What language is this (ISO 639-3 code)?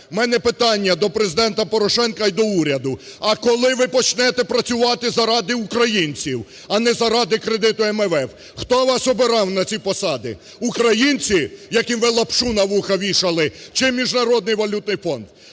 ukr